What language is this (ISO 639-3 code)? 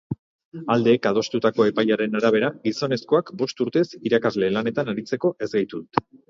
eus